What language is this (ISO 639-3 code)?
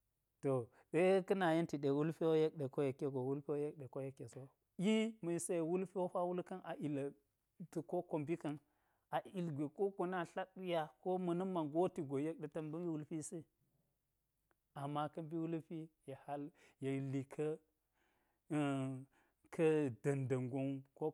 gyz